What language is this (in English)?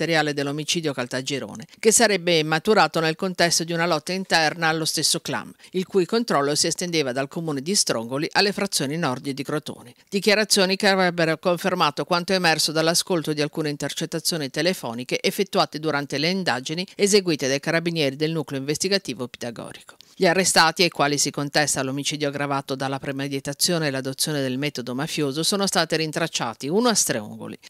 Italian